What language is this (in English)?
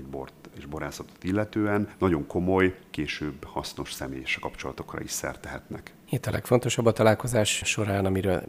Hungarian